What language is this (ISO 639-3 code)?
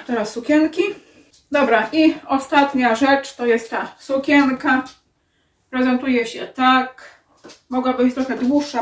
pol